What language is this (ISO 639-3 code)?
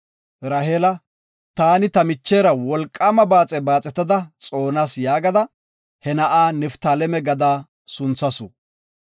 gof